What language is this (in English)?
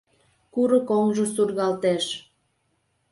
Mari